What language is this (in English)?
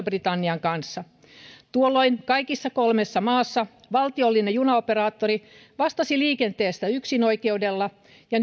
Finnish